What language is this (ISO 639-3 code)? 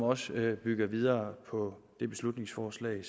dan